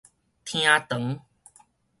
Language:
Min Nan Chinese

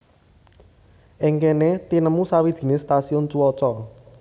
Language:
Javanese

